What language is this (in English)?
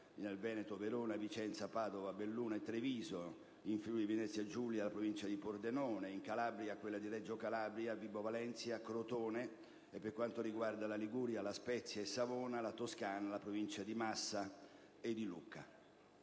Italian